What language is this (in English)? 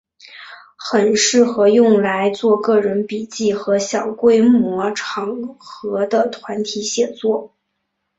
Chinese